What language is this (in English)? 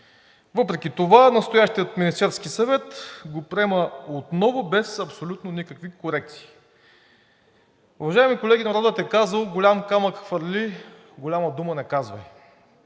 Bulgarian